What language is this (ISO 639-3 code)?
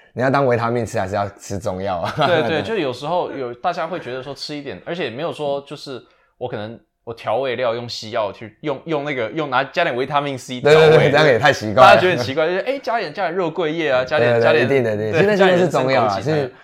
zho